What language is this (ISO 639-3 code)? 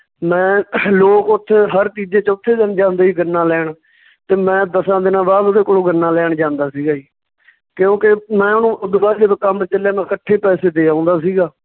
pan